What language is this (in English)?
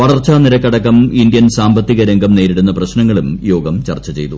Malayalam